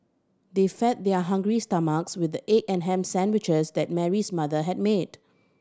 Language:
English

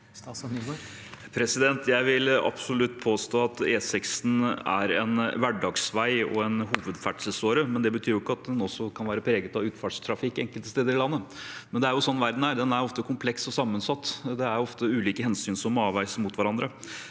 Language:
Norwegian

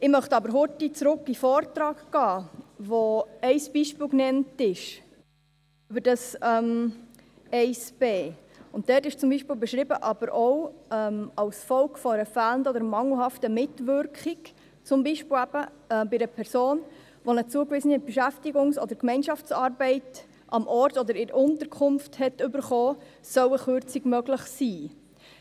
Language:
Swiss German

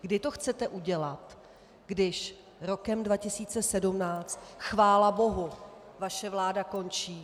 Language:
Czech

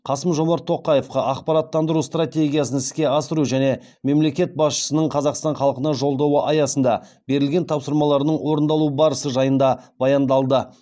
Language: Kazakh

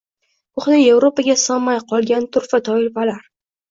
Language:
Uzbek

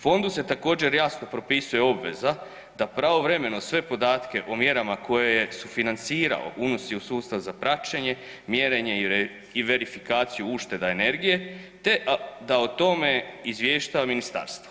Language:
Croatian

